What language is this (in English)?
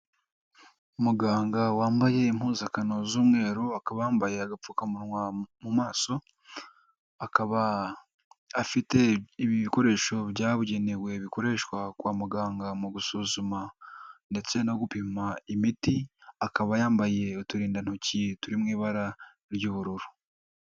Kinyarwanda